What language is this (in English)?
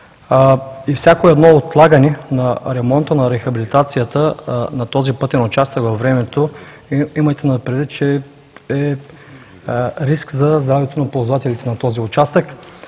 Bulgarian